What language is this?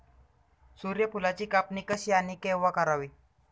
Marathi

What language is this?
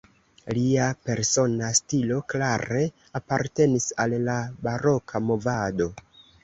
Esperanto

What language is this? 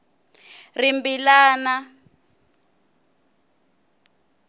Tsonga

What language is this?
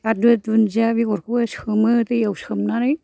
Bodo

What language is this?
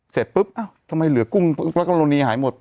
Thai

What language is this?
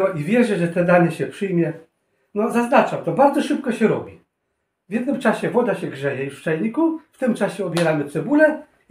Polish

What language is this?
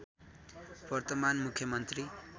Nepali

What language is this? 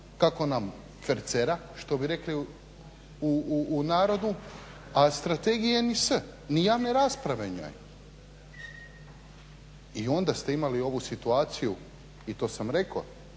Croatian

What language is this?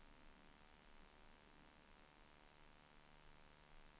Swedish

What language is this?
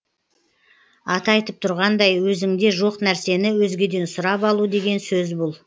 Kazakh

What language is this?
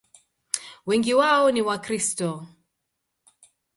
Swahili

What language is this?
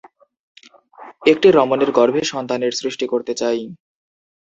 Bangla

